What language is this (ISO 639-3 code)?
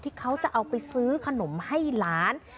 tha